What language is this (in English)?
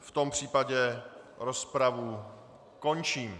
Czech